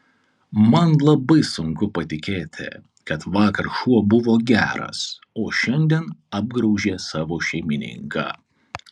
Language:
Lithuanian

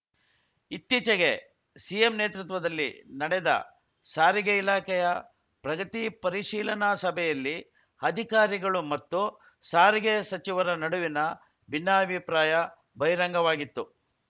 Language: Kannada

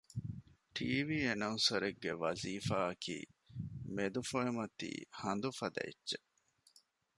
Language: Divehi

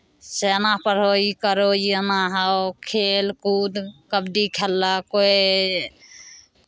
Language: Maithili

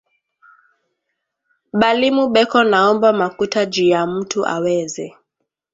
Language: Swahili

